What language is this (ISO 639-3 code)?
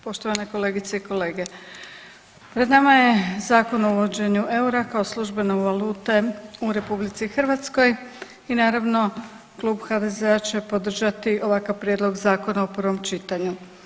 hrv